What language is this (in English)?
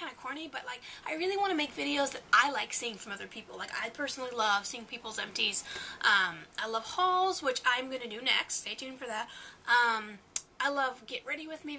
English